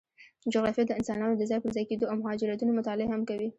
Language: Pashto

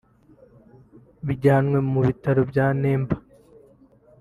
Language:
Kinyarwanda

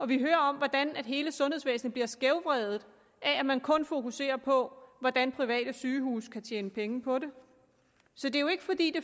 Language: Danish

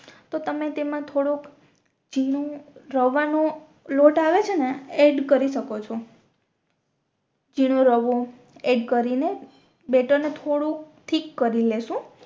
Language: Gujarati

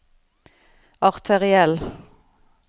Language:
Norwegian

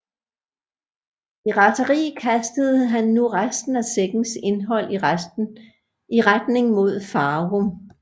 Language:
Danish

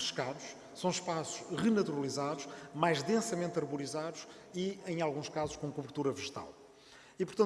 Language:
Portuguese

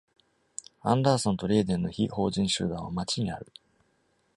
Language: Japanese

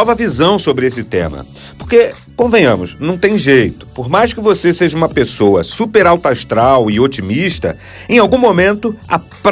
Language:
Portuguese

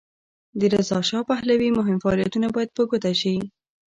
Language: Pashto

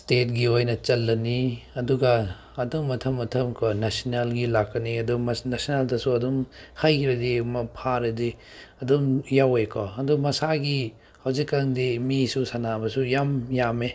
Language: Manipuri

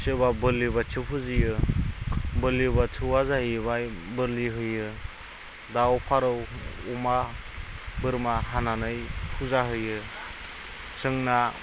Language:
Bodo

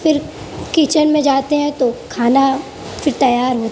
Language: Urdu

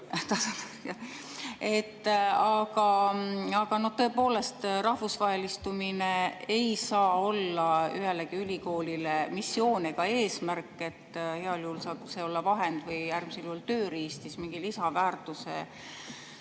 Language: Estonian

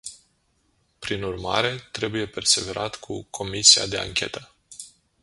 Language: Romanian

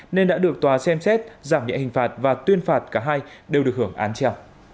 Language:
Vietnamese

